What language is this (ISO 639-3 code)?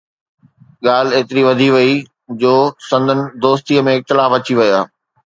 snd